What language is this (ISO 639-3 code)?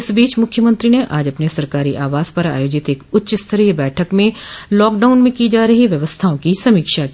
hin